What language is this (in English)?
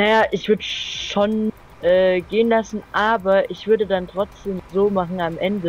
German